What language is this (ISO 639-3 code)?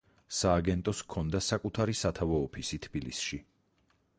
kat